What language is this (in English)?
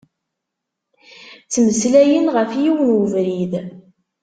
Kabyle